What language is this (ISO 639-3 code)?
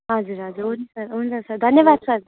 nep